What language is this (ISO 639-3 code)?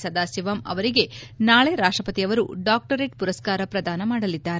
kan